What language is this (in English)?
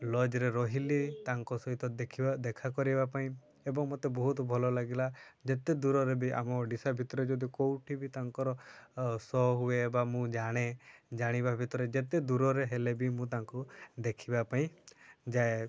Odia